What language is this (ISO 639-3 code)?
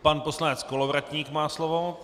ces